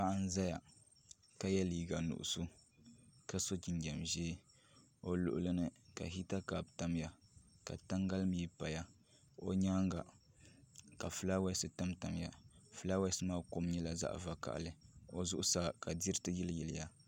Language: Dagbani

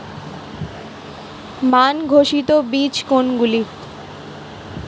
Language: Bangla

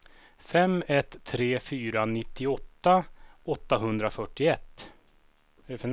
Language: Swedish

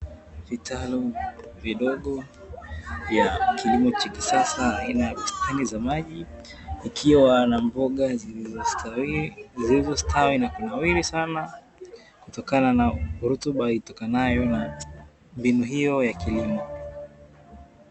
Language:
Swahili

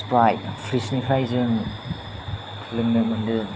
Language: Bodo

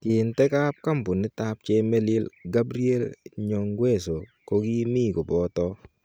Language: Kalenjin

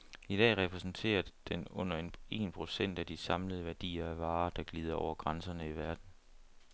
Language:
Danish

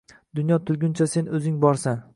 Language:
Uzbek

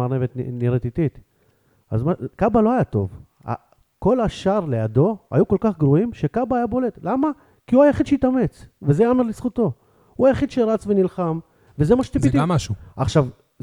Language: Hebrew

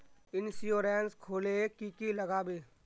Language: Magahi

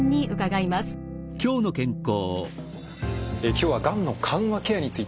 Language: Japanese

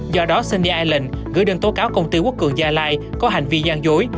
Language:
Vietnamese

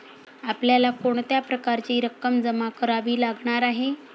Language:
Marathi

